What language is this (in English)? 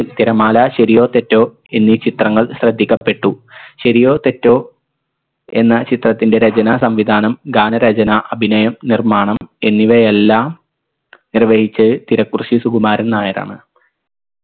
Malayalam